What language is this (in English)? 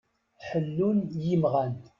Kabyle